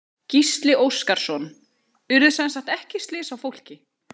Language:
Icelandic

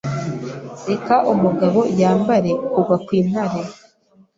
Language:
Kinyarwanda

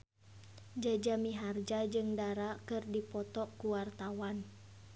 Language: Sundanese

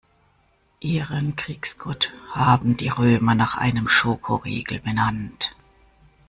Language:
German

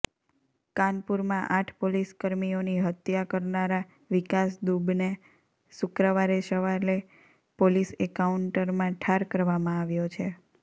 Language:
Gujarati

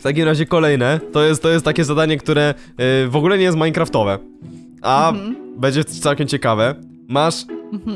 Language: Polish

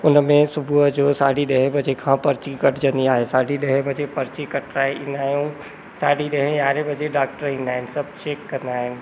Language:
Sindhi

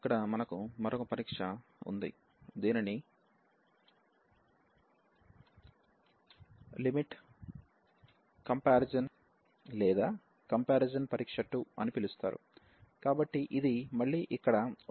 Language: Telugu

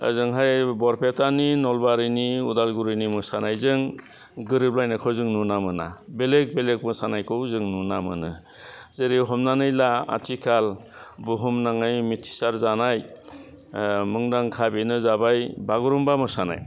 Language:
Bodo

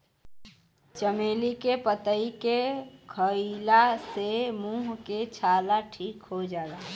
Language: Bhojpuri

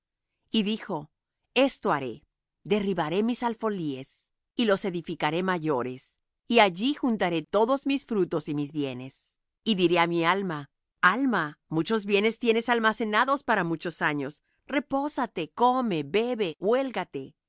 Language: Spanish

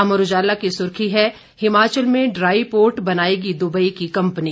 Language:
Hindi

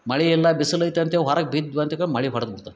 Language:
Kannada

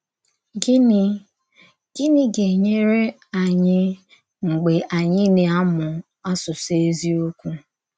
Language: Igbo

